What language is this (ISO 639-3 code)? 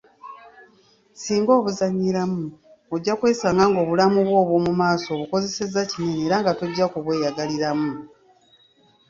lug